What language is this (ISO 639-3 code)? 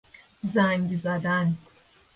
fas